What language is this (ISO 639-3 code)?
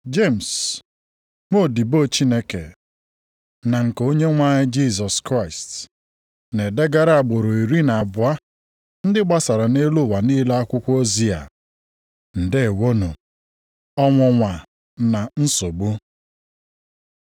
ibo